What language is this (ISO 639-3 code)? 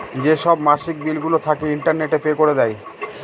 ben